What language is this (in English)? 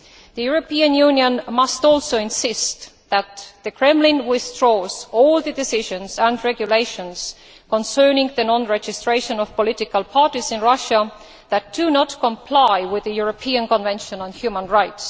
English